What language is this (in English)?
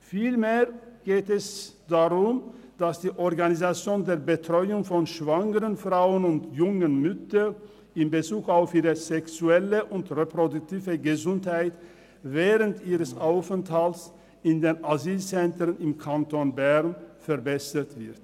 Swiss German